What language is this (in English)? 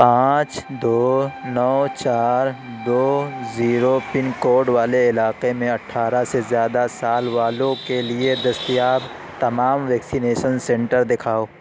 Urdu